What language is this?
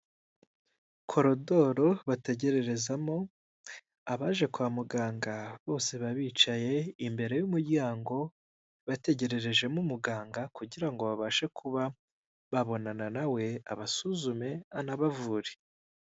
Kinyarwanda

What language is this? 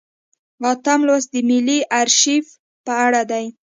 Pashto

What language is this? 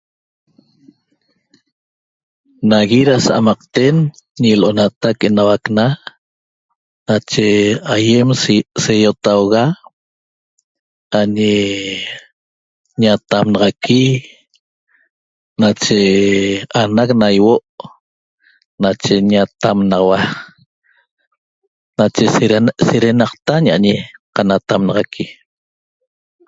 Toba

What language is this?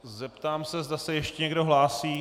Czech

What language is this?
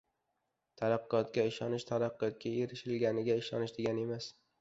Uzbek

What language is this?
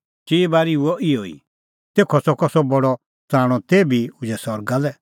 Kullu Pahari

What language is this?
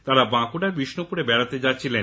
Bangla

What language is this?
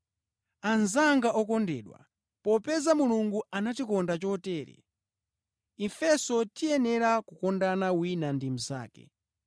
Nyanja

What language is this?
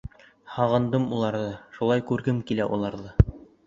Bashkir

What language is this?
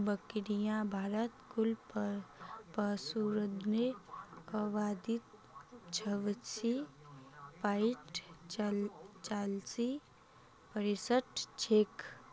Magahi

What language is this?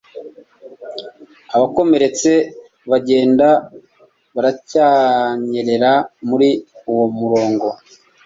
Kinyarwanda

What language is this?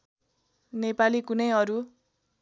Nepali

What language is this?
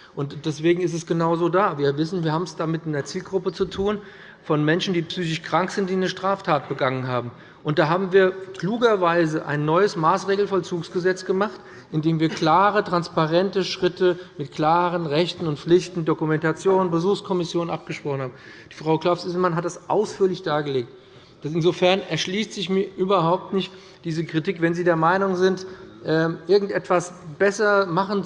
German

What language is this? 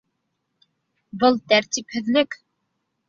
Bashkir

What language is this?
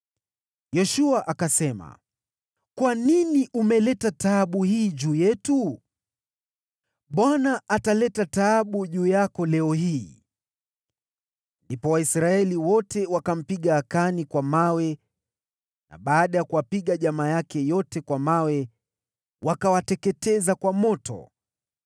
Swahili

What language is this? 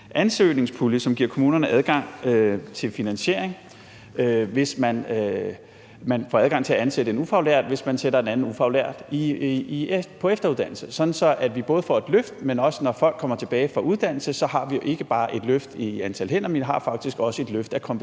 Danish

